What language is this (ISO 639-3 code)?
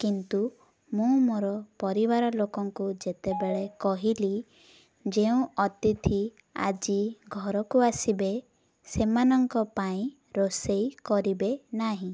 ori